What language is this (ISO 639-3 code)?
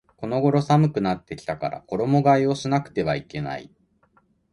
jpn